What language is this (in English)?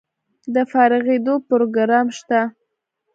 Pashto